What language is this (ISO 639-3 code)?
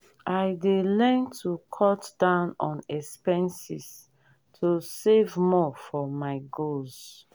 pcm